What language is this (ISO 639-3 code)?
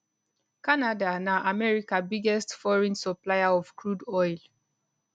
pcm